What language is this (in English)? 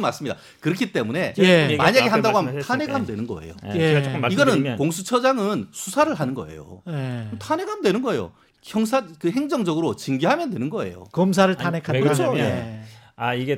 Korean